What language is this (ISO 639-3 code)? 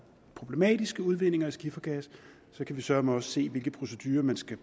dan